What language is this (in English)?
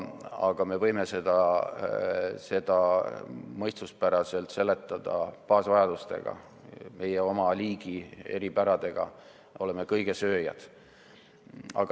Estonian